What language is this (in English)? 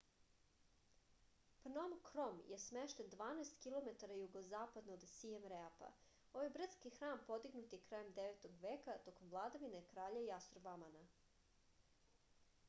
Serbian